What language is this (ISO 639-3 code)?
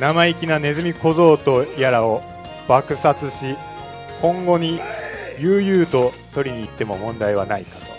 jpn